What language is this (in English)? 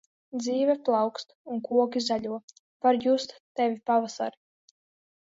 Latvian